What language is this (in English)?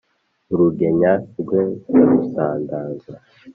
Kinyarwanda